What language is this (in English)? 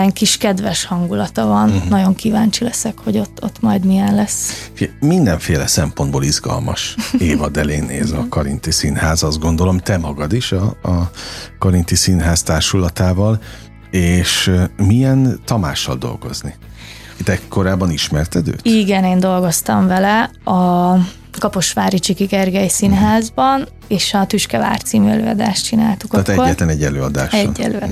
Hungarian